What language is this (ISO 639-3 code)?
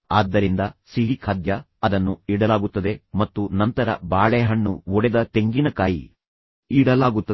kan